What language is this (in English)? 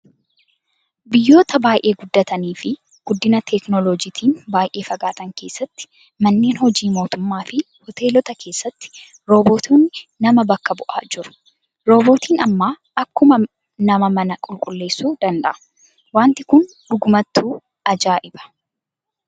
Oromo